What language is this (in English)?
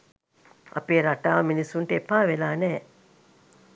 Sinhala